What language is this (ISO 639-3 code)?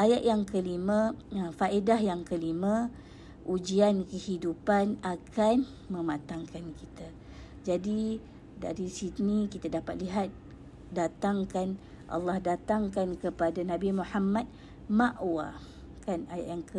msa